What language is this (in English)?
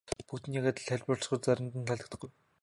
Mongolian